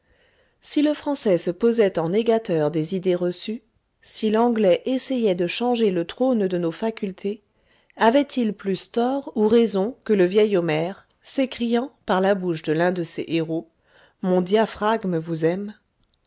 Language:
French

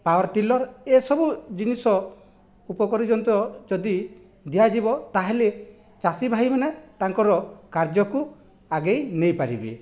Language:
Odia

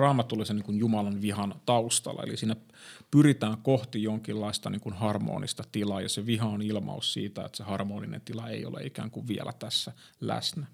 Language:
Finnish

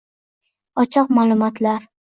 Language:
Uzbek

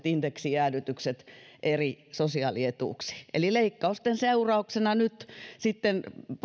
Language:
Finnish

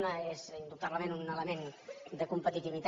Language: Catalan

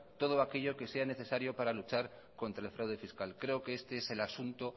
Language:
Spanish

